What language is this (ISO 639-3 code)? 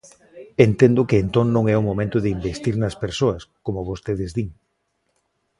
glg